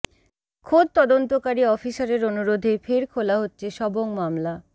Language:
Bangla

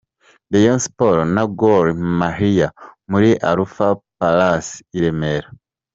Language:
Kinyarwanda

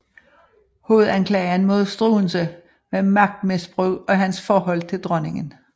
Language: Danish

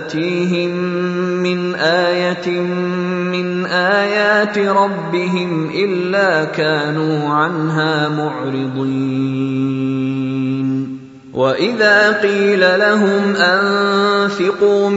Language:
Bangla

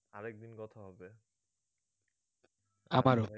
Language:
Bangla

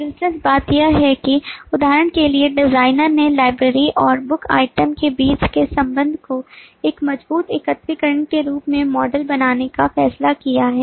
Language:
Hindi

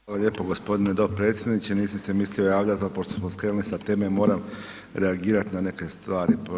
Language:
Croatian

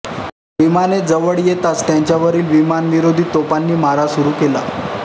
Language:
Marathi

